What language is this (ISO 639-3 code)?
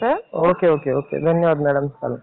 mar